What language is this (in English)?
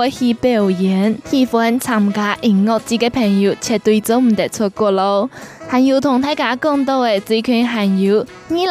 Chinese